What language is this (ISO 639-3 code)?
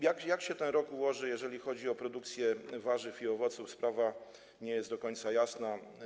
pol